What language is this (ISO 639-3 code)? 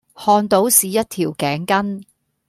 yue